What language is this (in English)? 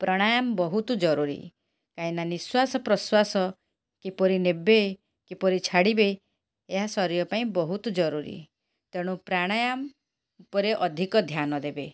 Odia